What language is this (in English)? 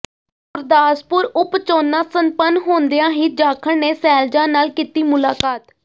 Punjabi